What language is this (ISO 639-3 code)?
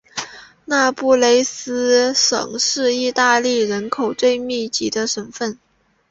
zho